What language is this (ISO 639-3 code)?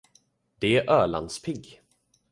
swe